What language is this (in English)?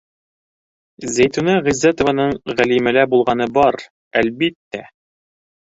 Bashkir